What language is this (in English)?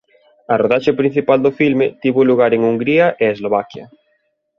Galician